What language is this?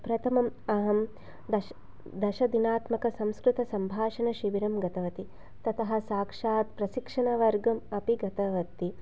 Sanskrit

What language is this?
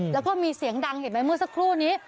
Thai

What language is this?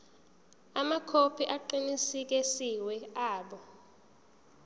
Zulu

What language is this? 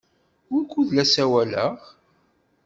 Kabyle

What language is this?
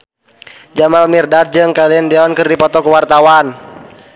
Sundanese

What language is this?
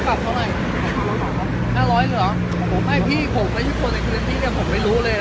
Thai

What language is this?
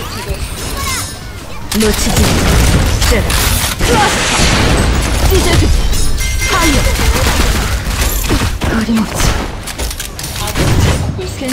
Korean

